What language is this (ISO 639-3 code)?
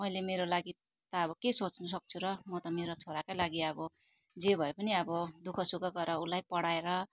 nep